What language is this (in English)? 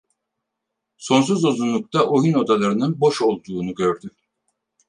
Turkish